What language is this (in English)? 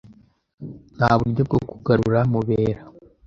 Kinyarwanda